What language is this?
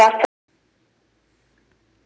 Chhattisgarhi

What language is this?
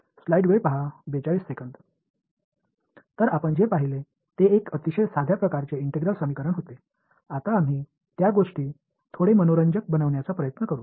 Marathi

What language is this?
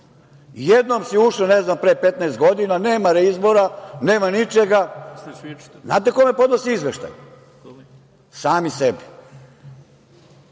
Serbian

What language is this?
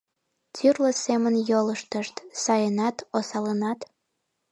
Mari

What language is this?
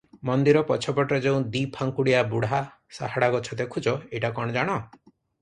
Odia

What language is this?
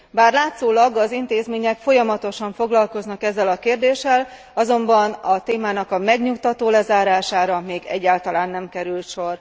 Hungarian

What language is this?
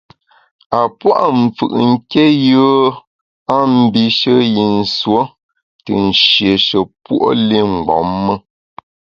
Bamun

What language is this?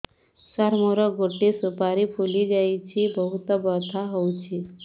Odia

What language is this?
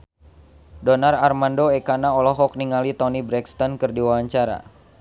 Sundanese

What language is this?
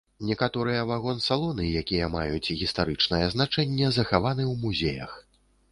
Belarusian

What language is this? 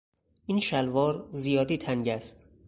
Persian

